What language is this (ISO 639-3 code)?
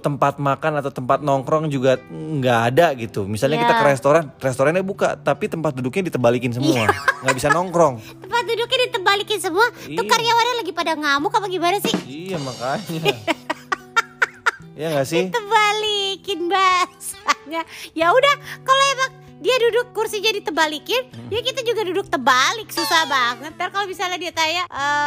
ind